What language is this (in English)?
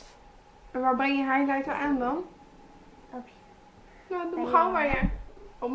Dutch